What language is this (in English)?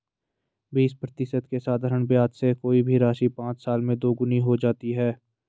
Hindi